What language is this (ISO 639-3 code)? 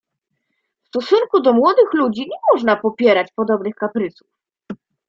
pol